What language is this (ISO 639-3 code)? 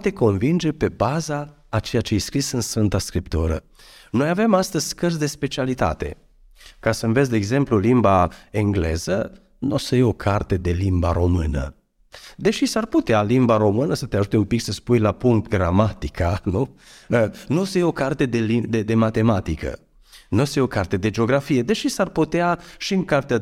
ron